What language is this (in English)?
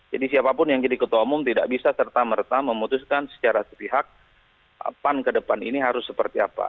Indonesian